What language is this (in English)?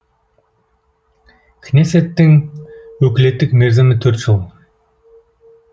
Kazakh